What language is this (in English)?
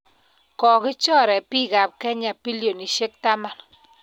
Kalenjin